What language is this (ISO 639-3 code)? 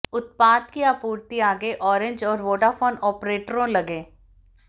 hin